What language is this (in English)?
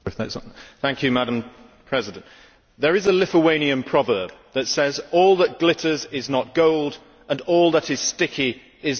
English